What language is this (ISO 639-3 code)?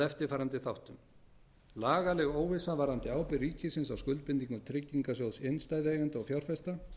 isl